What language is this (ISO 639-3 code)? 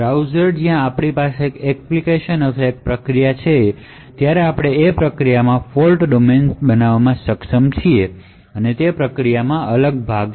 guj